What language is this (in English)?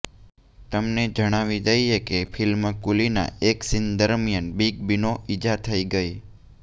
Gujarati